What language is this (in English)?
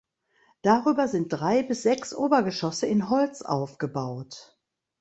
German